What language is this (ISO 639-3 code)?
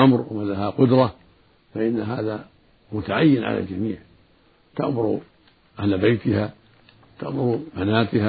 ara